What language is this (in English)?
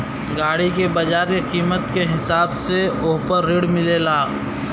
Bhojpuri